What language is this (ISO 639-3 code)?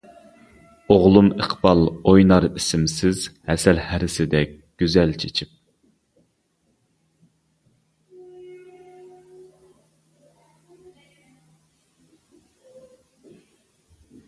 uig